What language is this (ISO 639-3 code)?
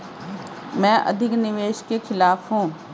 hin